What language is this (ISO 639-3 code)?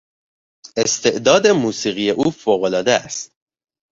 fas